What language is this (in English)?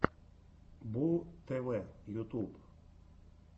Russian